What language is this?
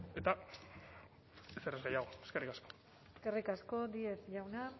Basque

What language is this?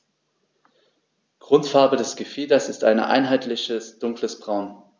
German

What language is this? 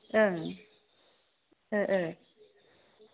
Bodo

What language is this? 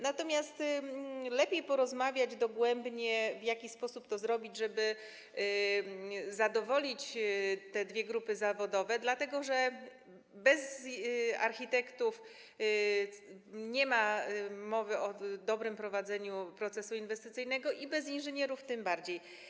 Polish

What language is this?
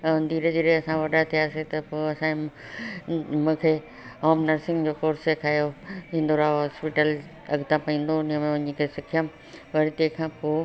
Sindhi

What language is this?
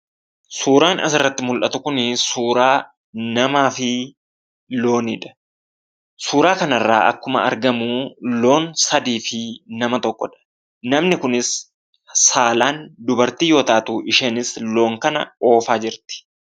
Oromo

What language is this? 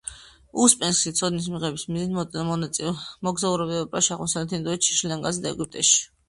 Georgian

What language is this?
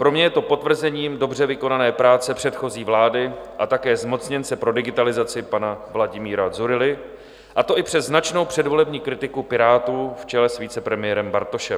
Czech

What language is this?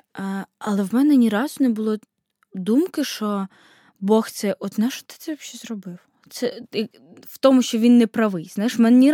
Ukrainian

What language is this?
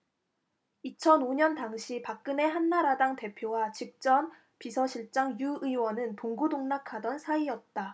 Korean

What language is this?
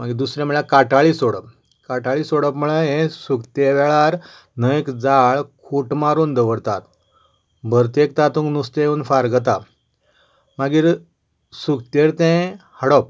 Konkani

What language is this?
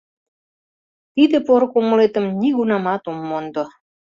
Mari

